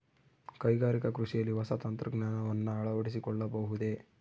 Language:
Kannada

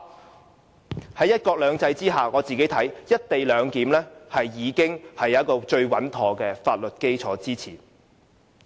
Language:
Cantonese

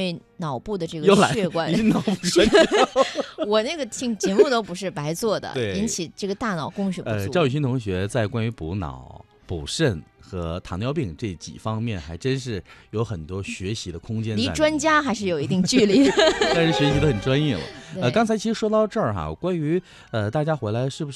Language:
Chinese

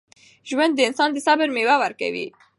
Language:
Pashto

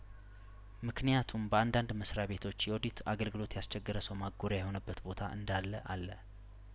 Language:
Amharic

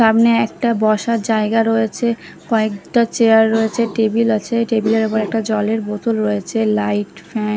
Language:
Bangla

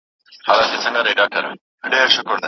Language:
Pashto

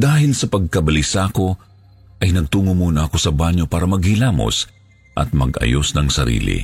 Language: Filipino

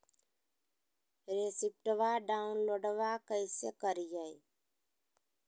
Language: Magahi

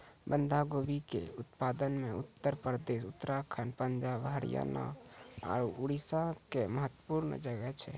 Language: Maithili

